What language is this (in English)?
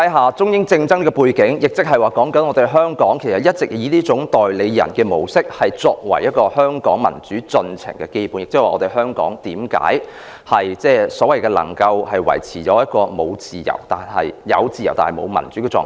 Cantonese